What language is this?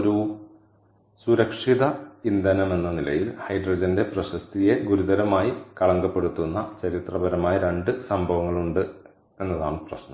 Malayalam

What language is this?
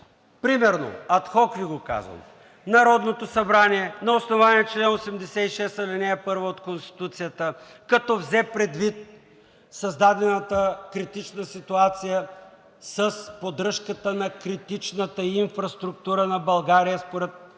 Bulgarian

